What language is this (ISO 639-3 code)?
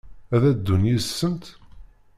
kab